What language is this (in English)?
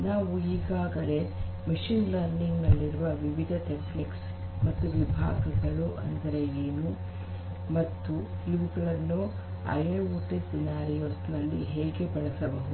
Kannada